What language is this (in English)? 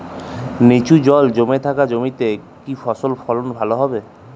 Bangla